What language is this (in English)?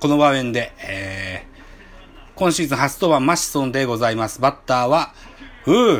Japanese